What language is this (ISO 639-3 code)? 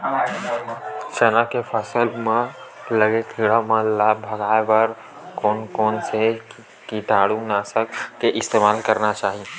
hne